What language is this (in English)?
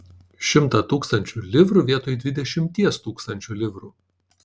Lithuanian